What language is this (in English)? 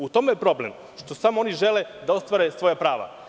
Serbian